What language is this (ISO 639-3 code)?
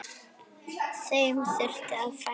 isl